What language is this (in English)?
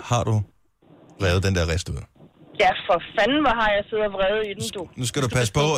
Danish